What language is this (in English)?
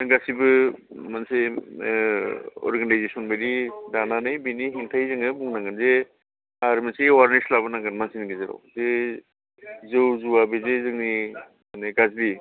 Bodo